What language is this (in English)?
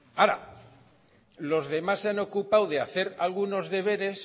Spanish